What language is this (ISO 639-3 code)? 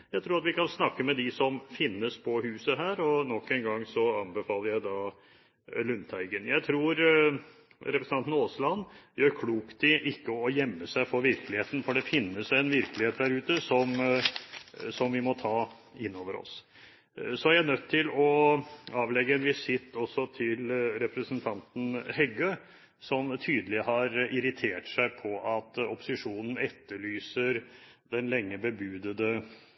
nob